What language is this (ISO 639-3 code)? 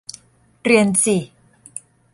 tha